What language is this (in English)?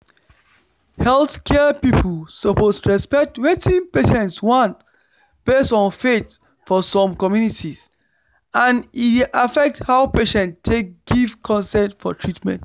Nigerian Pidgin